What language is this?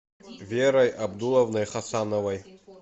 Russian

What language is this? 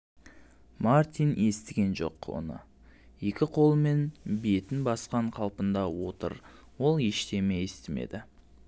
Kazakh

